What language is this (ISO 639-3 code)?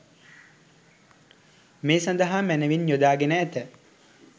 sin